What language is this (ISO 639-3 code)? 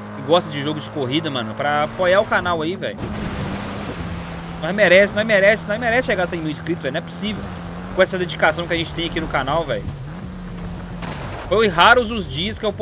por